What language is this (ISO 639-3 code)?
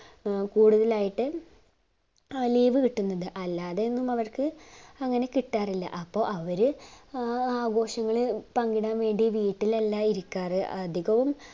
mal